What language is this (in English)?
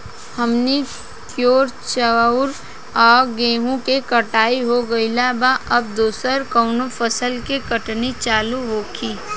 Bhojpuri